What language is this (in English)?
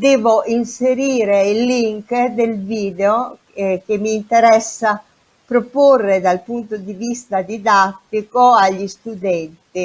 Italian